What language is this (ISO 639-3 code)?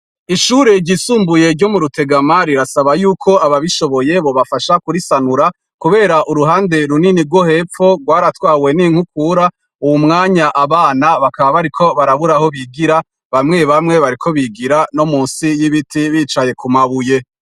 run